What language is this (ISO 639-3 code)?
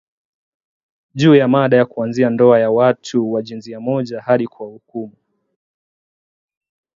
swa